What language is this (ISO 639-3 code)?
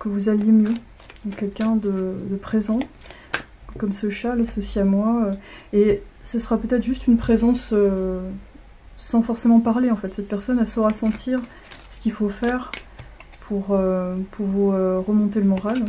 fra